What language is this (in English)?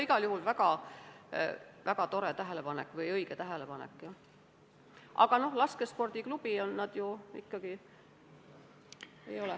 Estonian